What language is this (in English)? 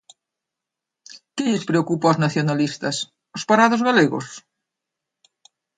Galician